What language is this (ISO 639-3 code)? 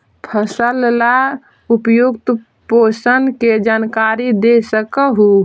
mag